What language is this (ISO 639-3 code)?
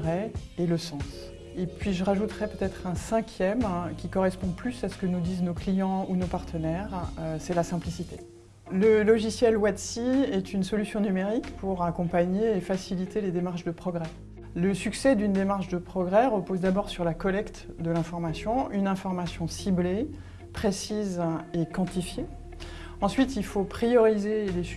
fra